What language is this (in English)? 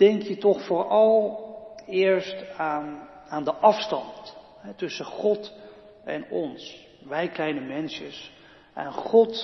Dutch